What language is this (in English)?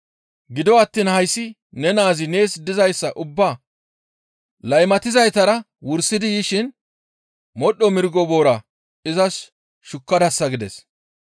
Gamo